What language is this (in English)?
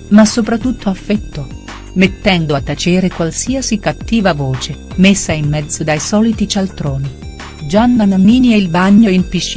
Italian